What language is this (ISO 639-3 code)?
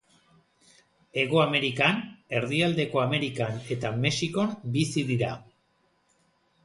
eus